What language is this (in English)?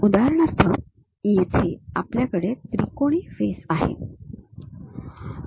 Marathi